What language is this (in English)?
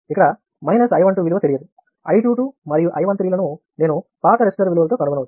Telugu